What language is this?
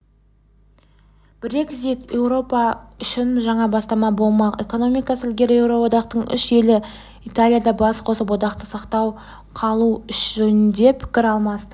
Kazakh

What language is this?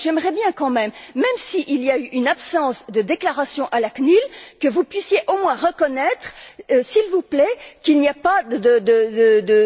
French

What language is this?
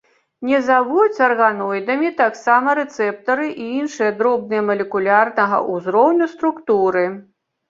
Belarusian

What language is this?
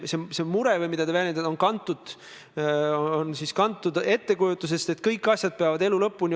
Estonian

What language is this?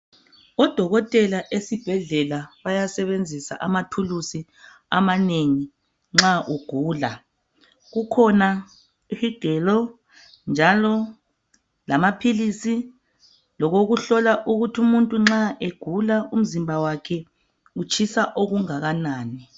North Ndebele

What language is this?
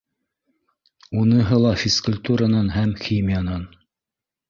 Bashkir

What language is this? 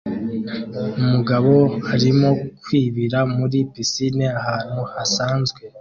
Kinyarwanda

